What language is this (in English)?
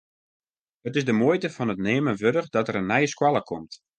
Western Frisian